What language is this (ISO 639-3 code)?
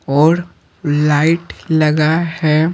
hin